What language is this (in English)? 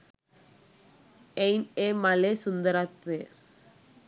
Sinhala